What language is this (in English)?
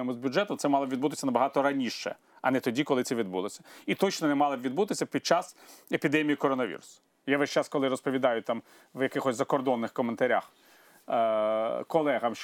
Ukrainian